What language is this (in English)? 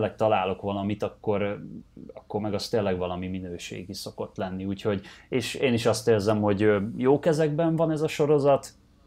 Hungarian